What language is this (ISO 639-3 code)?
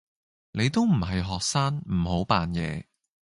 yue